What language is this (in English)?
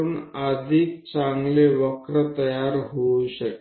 Gujarati